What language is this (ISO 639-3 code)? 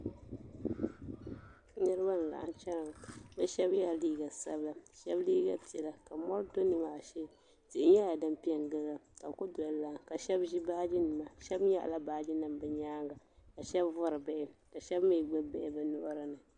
dag